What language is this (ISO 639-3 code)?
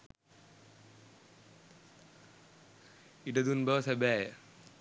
sin